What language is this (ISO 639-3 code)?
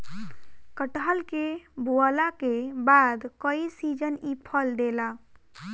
bho